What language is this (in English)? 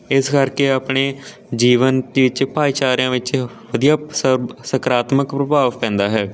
Punjabi